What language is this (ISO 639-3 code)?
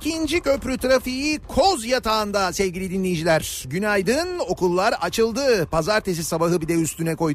tur